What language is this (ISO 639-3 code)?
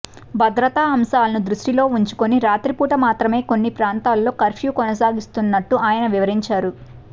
tel